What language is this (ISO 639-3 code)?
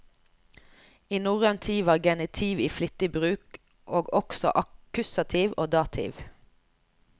nor